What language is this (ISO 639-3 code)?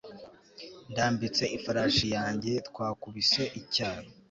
kin